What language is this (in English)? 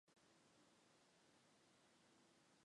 Chinese